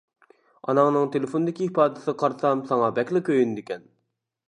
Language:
Uyghur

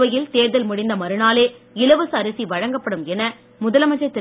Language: Tamil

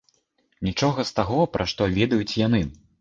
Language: Belarusian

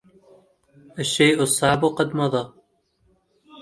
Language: Arabic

